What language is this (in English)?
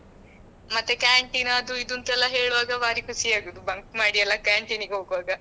Kannada